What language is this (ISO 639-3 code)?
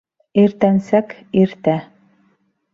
bak